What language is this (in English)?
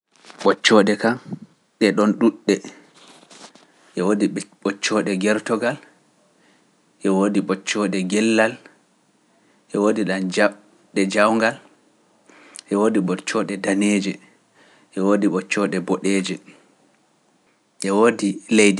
Pular